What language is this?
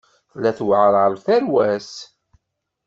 Kabyle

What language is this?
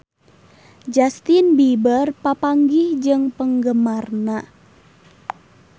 Sundanese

